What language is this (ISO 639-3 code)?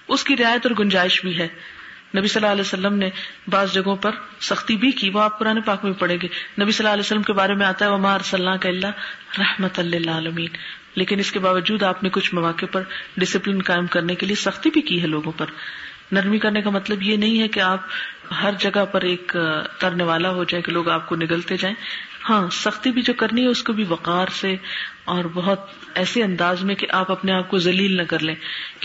urd